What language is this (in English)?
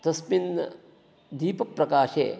Sanskrit